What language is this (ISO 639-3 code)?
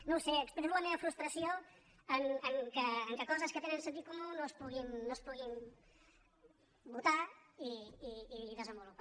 cat